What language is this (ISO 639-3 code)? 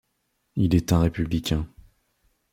fra